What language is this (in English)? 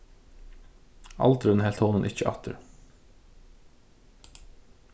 Faroese